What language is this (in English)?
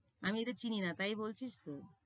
Bangla